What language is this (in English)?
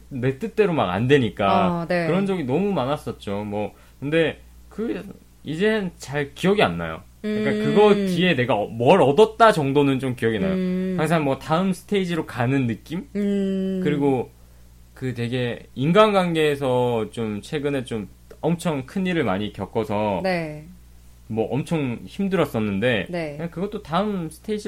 Korean